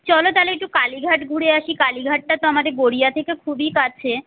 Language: Bangla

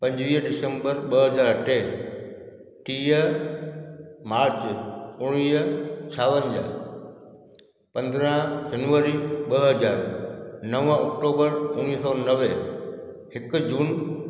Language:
Sindhi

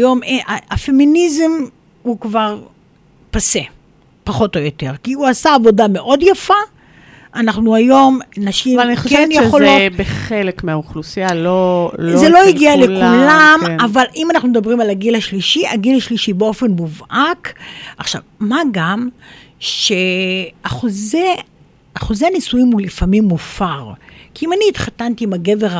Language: Hebrew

